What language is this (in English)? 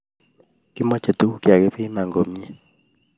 Kalenjin